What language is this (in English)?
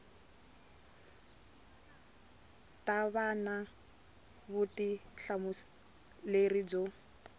Tsonga